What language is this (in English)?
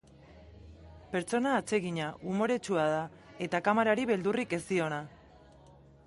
Basque